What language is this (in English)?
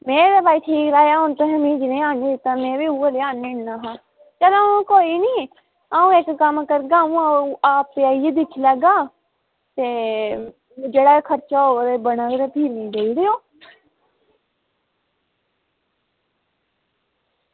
Dogri